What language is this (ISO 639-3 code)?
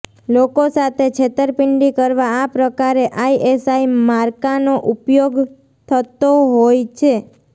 guj